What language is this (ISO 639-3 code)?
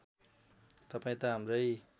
nep